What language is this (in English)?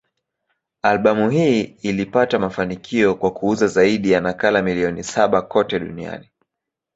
Swahili